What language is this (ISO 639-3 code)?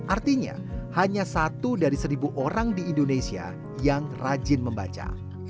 ind